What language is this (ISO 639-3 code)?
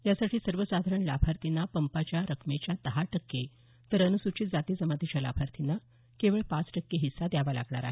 mar